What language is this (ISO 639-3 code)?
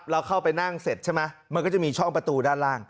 tha